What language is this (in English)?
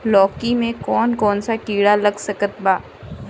Bhojpuri